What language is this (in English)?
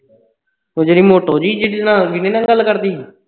Punjabi